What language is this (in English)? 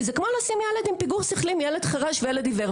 Hebrew